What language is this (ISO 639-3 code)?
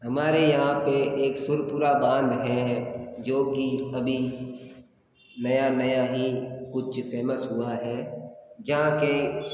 hin